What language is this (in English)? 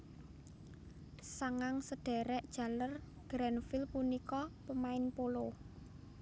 Javanese